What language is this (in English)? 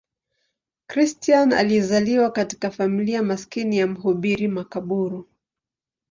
Swahili